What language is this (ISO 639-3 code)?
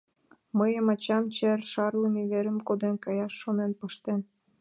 chm